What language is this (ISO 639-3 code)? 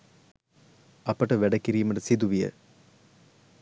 sin